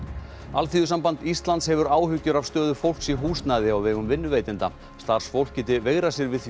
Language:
Icelandic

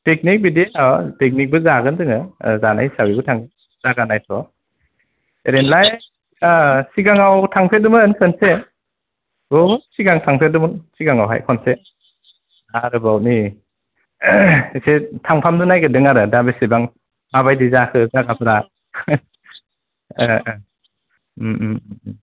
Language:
Bodo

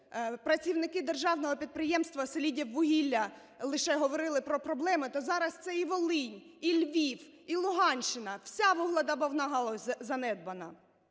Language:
Ukrainian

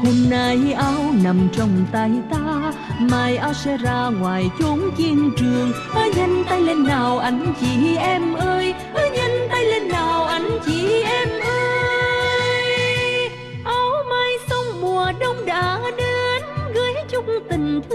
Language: Vietnamese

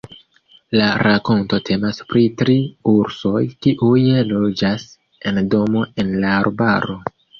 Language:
Esperanto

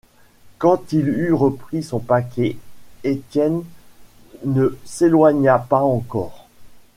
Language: French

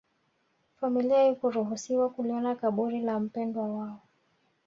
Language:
Swahili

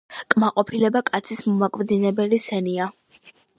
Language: Georgian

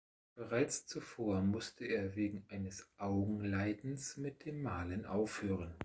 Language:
German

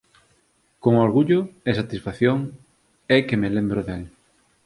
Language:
Galician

